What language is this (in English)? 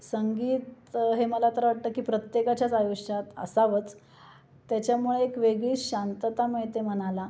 Marathi